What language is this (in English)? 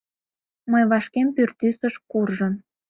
Mari